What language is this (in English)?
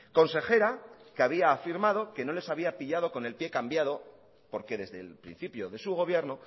Spanish